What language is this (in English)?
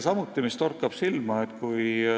Estonian